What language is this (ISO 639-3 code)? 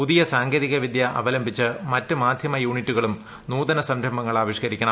mal